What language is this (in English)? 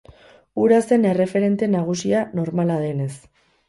Basque